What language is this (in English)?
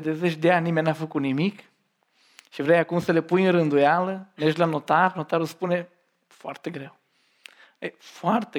Romanian